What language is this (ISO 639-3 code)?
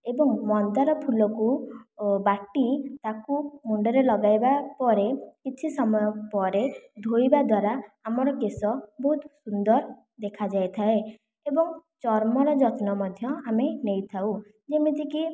ori